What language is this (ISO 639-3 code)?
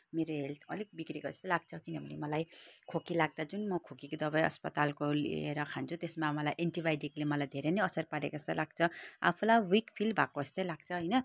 nep